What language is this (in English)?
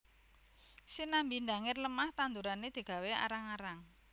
Javanese